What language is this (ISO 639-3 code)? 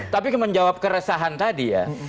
ind